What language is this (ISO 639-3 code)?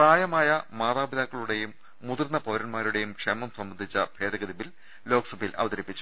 mal